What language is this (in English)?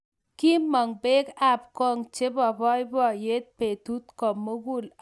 Kalenjin